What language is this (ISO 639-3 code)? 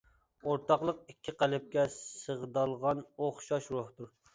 uig